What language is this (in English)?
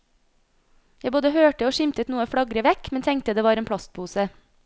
Norwegian